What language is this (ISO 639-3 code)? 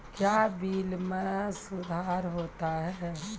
mai